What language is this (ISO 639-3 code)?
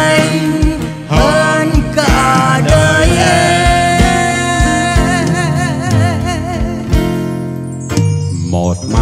vie